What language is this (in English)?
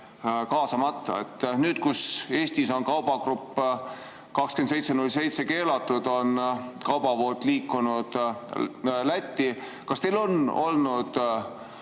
Estonian